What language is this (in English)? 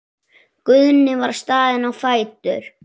Icelandic